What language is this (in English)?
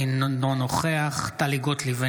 Hebrew